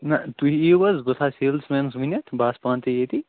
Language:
Kashmiri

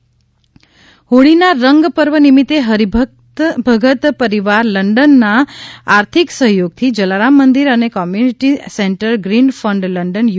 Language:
Gujarati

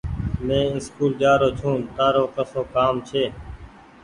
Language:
Goaria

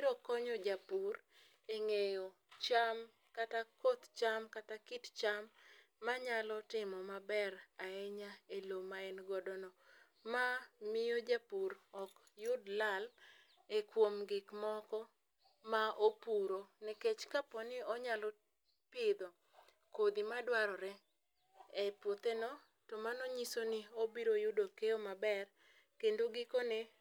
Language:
Luo (Kenya and Tanzania)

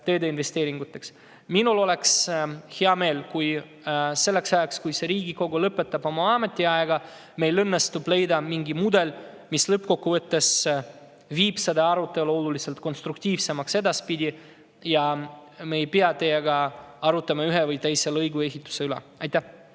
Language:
Estonian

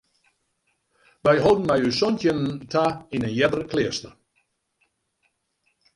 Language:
Western Frisian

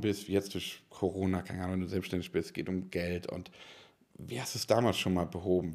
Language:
German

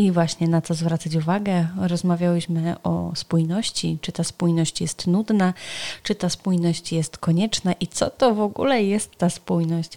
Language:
Polish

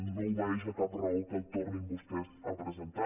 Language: Catalan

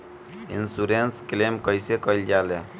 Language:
Bhojpuri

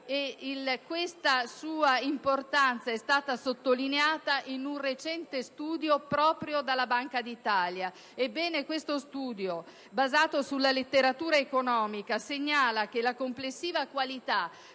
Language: Italian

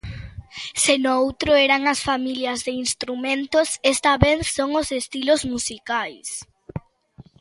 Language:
Galician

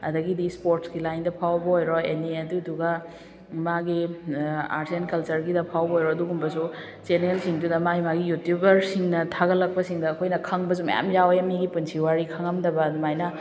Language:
Manipuri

